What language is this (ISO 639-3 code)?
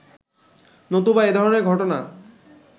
ben